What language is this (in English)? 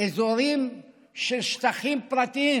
Hebrew